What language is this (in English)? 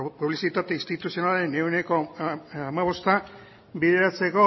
Basque